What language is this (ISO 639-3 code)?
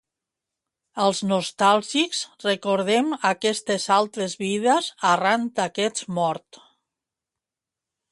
cat